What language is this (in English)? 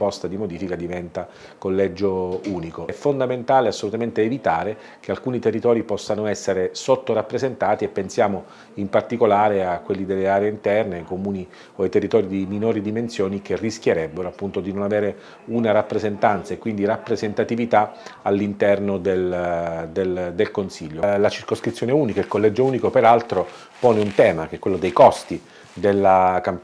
Italian